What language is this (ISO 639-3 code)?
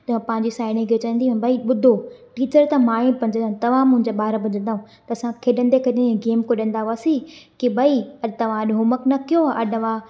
snd